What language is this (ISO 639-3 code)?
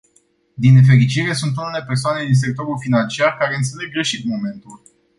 ron